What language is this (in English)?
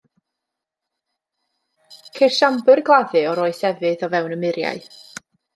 Welsh